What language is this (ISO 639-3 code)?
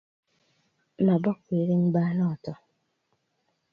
kln